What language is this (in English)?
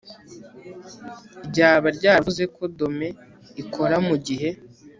Kinyarwanda